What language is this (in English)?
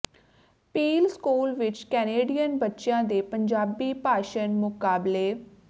Punjabi